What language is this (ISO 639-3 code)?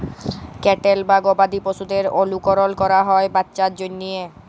ben